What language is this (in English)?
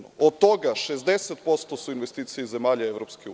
Serbian